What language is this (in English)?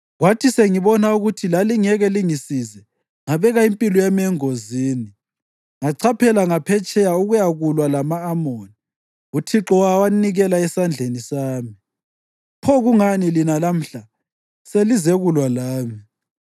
North Ndebele